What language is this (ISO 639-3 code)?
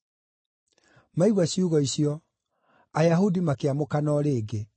kik